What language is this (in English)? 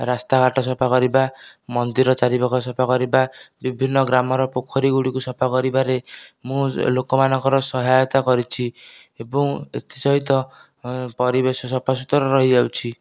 Odia